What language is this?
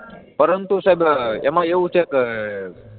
Gujarati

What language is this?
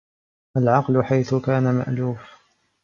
Arabic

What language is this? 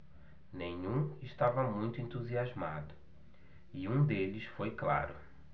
Portuguese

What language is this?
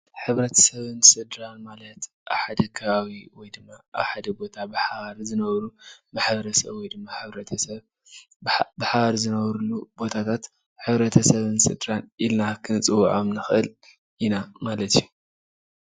Tigrinya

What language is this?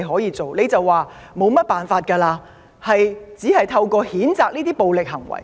Cantonese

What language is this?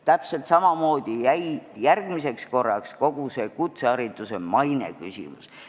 Estonian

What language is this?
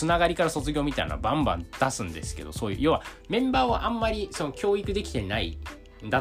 Japanese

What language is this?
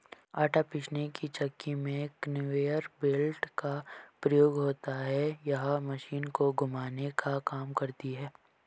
Hindi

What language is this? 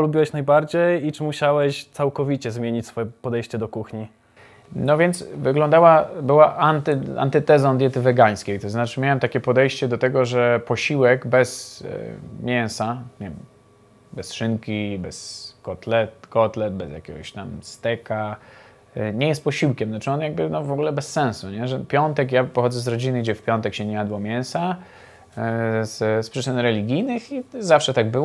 Polish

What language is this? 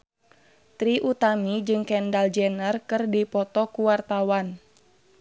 Sundanese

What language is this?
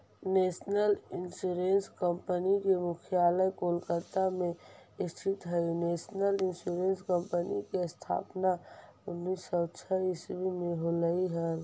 Magahi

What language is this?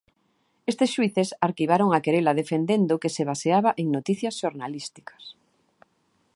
Galician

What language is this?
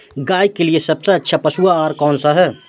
Hindi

